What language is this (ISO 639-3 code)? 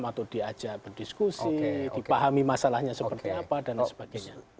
ind